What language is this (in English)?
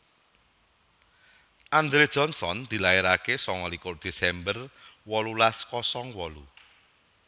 Javanese